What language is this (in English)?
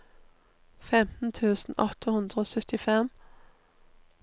Norwegian